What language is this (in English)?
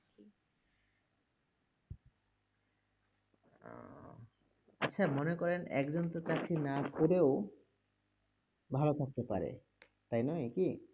Bangla